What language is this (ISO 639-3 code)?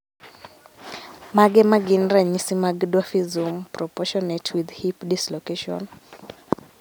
luo